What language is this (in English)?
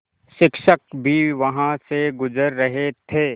Hindi